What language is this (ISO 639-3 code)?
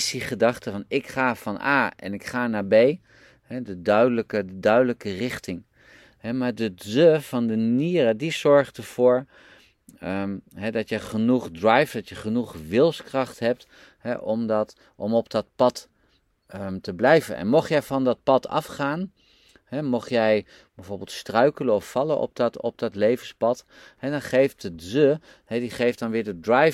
nld